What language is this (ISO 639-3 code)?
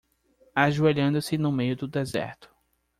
por